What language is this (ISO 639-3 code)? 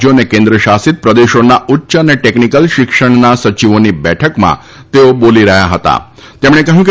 guj